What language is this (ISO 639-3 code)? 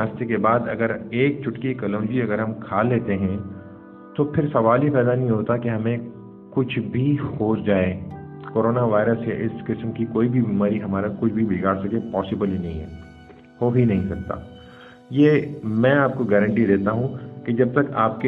urd